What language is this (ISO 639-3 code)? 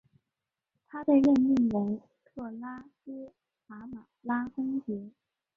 zho